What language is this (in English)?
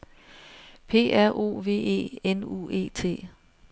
Danish